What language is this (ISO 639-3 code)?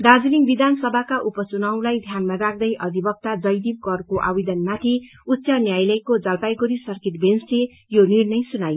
nep